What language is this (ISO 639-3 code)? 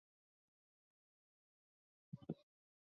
zho